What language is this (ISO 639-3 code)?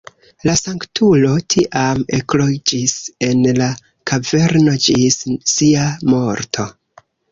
epo